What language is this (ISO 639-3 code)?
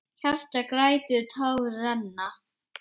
isl